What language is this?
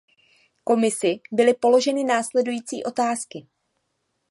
Czech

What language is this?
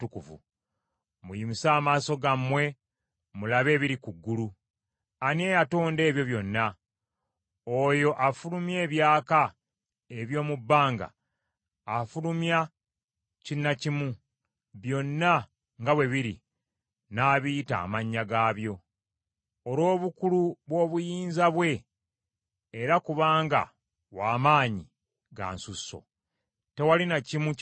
Ganda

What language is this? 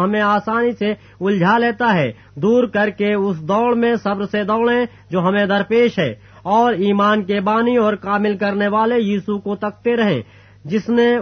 Urdu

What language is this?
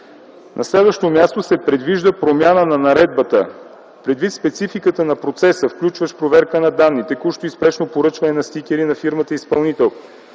Bulgarian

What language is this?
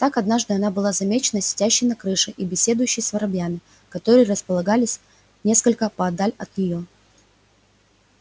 Russian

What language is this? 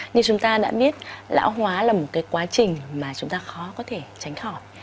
Vietnamese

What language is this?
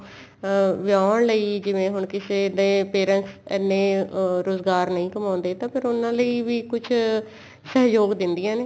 Punjabi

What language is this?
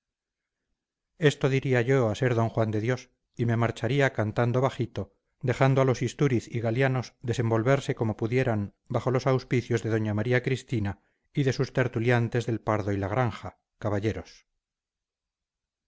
Spanish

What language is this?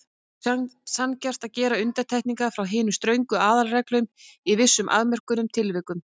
Icelandic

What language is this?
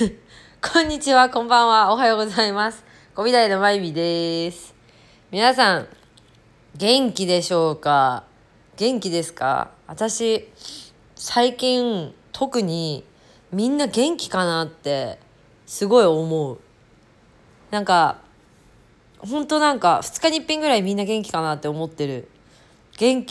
Japanese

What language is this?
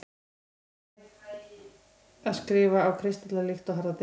Icelandic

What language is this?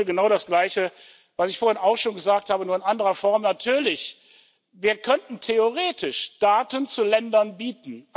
German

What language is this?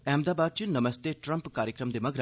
Dogri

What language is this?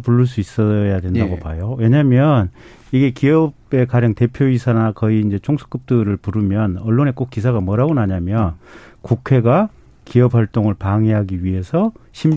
Korean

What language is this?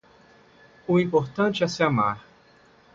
Portuguese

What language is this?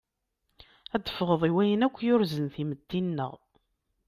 Kabyle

